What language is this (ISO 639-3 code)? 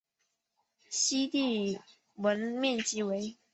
zho